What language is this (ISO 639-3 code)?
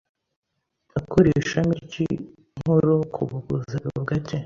kin